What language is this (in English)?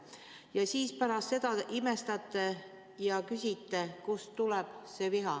Estonian